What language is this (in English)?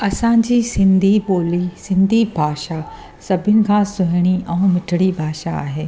Sindhi